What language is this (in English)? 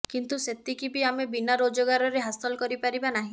Odia